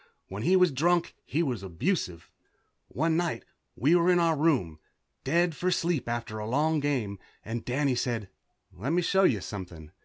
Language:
English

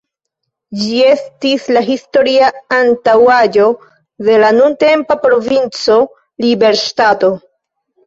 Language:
Esperanto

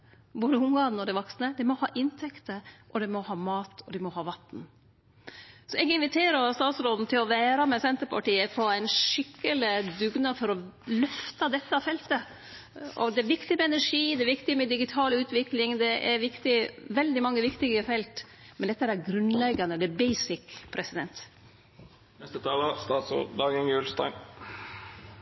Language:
Norwegian Nynorsk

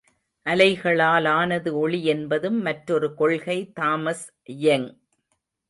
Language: Tamil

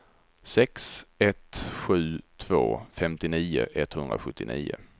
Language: Swedish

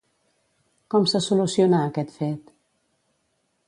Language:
Catalan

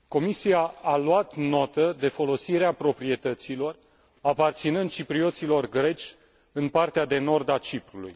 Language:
Romanian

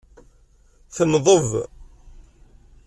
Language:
Kabyle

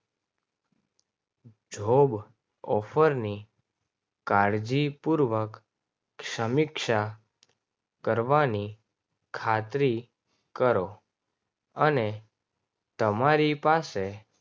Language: Gujarati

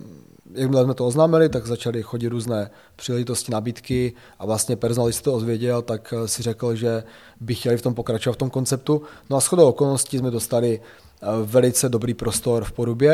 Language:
Czech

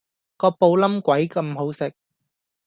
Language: Cantonese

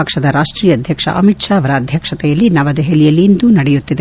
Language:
Kannada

